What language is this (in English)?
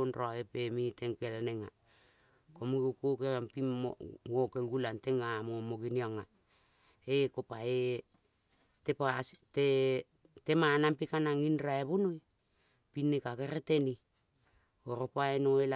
Kol (Papua New Guinea)